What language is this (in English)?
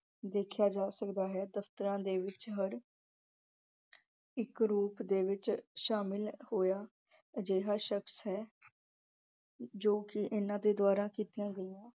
Punjabi